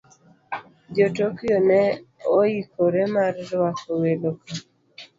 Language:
Luo (Kenya and Tanzania)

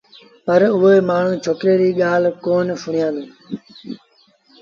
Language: Sindhi Bhil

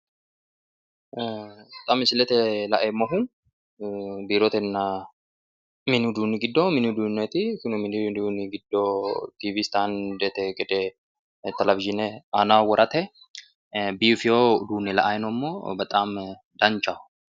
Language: Sidamo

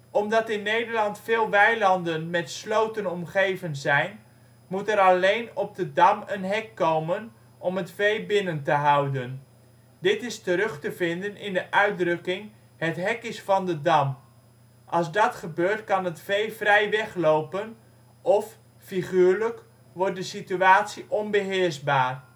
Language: Dutch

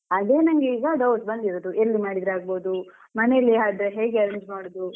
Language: Kannada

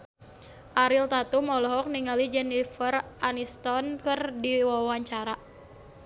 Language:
Sundanese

